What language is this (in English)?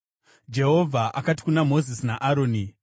Shona